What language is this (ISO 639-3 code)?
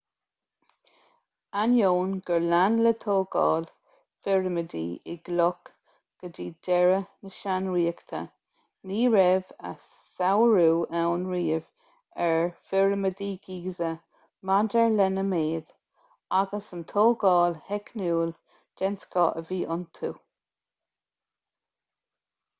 gle